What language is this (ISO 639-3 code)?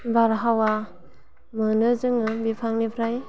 brx